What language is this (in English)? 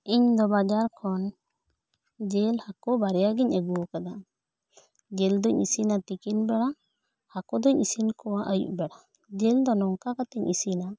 Santali